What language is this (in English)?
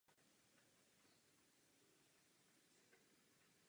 Czech